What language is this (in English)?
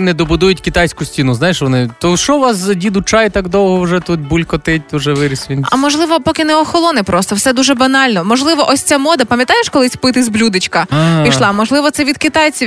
Ukrainian